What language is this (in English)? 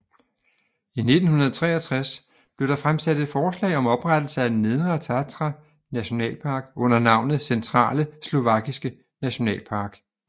Danish